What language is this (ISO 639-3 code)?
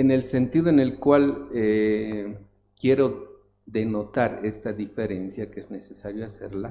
spa